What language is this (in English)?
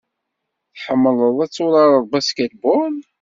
Kabyle